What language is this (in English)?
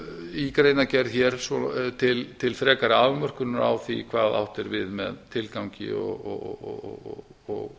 Icelandic